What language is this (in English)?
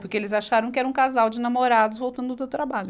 Portuguese